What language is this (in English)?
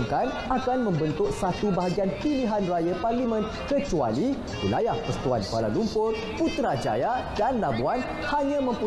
Malay